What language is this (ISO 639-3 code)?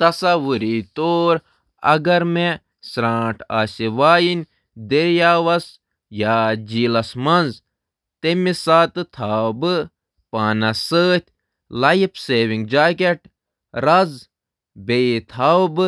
kas